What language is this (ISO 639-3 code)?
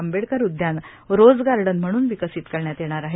mar